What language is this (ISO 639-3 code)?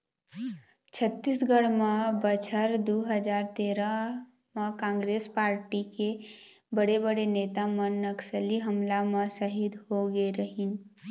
hne